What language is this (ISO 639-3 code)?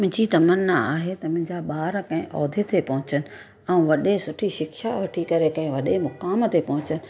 snd